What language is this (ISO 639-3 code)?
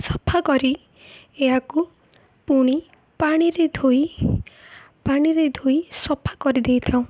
ori